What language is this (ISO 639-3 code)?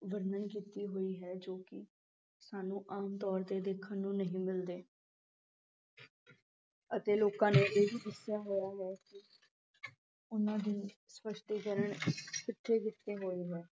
pan